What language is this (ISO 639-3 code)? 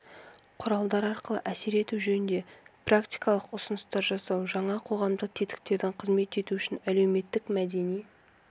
kaz